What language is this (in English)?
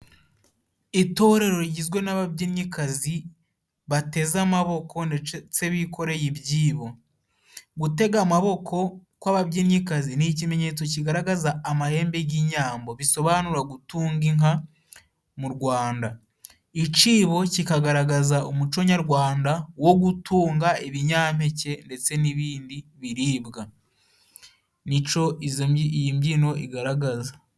Kinyarwanda